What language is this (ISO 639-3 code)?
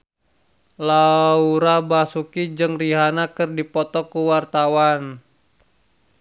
sun